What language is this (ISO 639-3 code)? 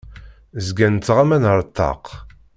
kab